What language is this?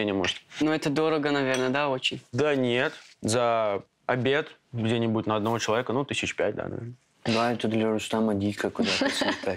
Russian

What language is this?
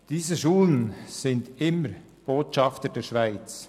Swiss German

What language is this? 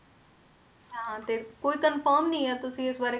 Punjabi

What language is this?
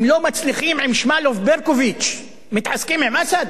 Hebrew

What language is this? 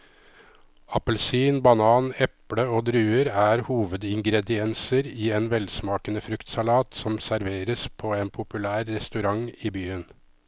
Norwegian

